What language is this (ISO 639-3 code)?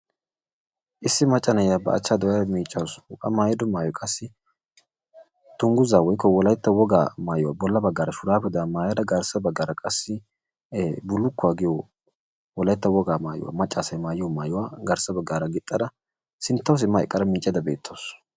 wal